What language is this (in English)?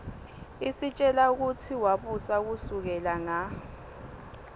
Swati